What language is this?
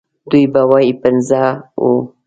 Pashto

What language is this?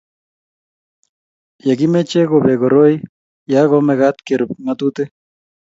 Kalenjin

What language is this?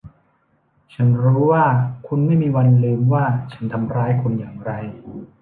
Thai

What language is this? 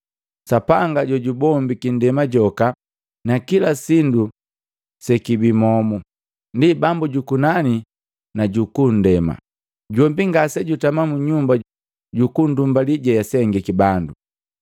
Matengo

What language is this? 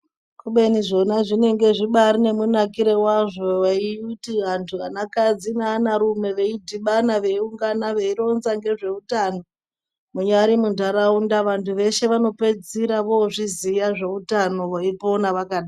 Ndau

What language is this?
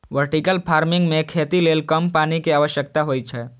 Maithili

